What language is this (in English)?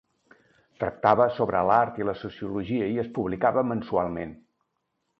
Catalan